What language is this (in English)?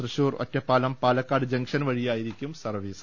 Malayalam